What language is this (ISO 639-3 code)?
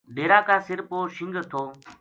gju